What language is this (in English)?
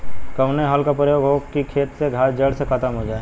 Bhojpuri